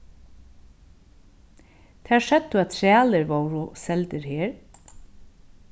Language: Faroese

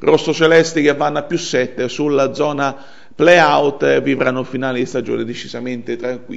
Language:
Italian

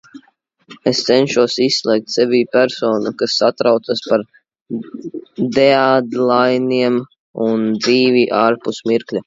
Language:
Latvian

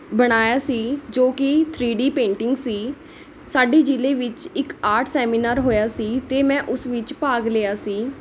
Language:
Punjabi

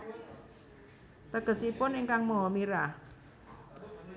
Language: Javanese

